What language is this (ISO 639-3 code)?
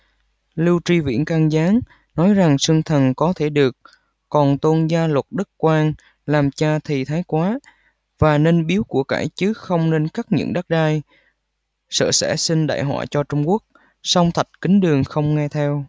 vie